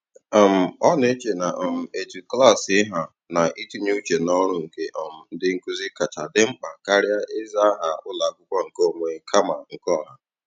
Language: Igbo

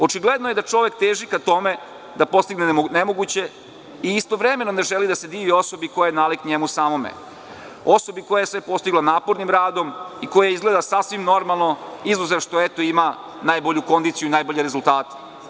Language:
Serbian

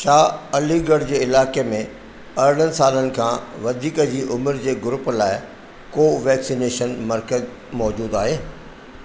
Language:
Sindhi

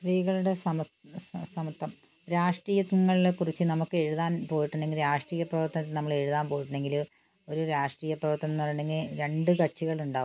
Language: Malayalam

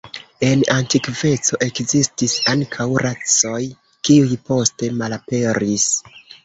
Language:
Esperanto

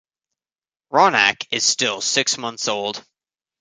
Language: English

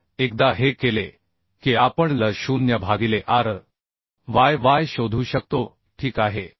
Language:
Marathi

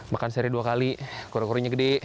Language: Indonesian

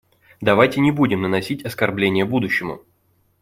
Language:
Russian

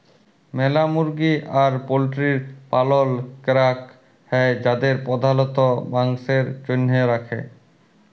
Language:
Bangla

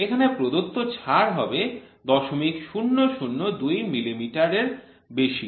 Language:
Bangla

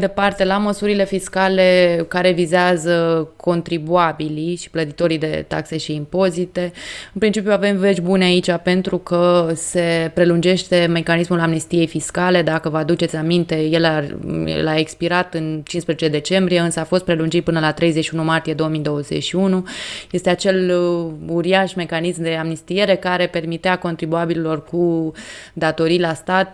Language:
Romanian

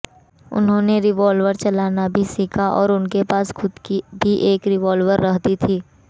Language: Hindi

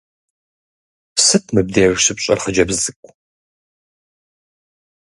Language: Kabardian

